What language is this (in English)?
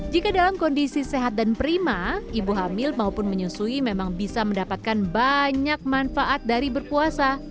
Indonesian